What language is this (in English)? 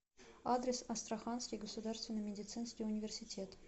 Russian